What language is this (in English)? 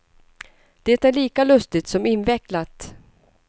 Swedish